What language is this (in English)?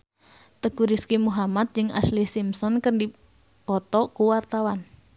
Sundanese